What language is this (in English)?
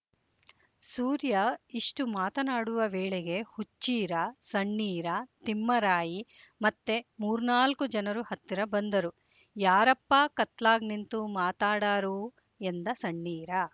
Kannada